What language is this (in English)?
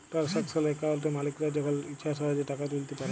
Bangla